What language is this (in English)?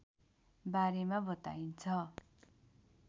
Nepali